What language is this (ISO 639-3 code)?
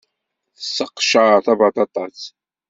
kab